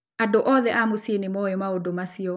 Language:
Kikuyu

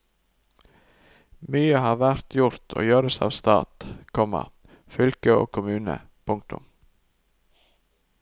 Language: Norwegian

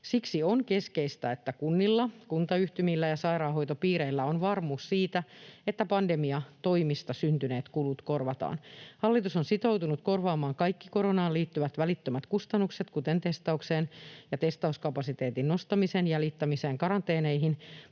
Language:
Finnish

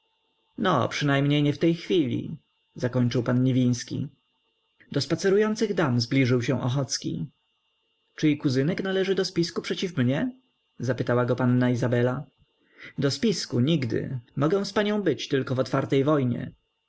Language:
Polish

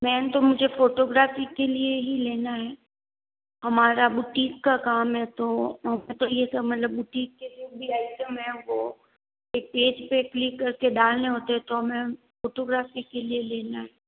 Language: Hindi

